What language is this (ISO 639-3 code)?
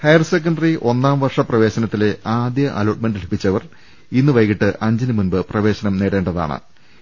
mal